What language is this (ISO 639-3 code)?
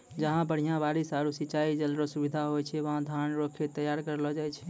mai